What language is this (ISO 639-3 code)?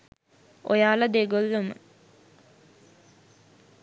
sin